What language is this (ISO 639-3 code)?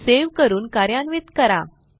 mar